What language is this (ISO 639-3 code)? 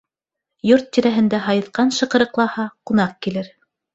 bak